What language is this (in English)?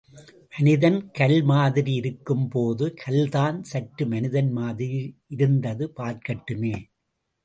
Tamil